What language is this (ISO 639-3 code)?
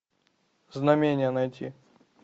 rus